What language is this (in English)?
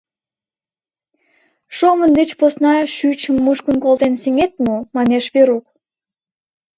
Mari